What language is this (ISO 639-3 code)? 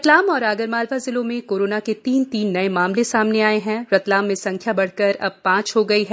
hin